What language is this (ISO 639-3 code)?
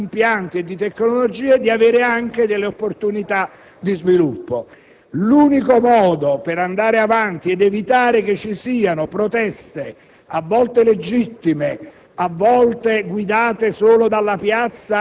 ita